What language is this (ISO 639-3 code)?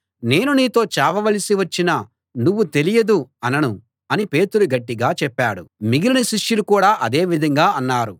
tel